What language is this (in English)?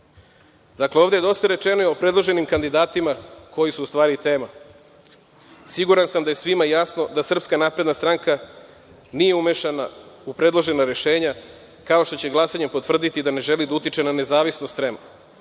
Serbian